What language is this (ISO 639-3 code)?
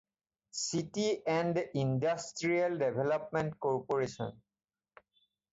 asm